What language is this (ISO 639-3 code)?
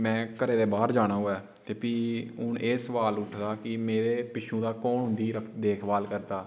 doi